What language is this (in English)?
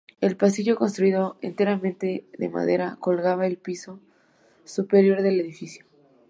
Spanish